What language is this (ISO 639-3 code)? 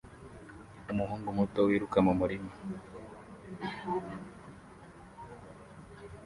kin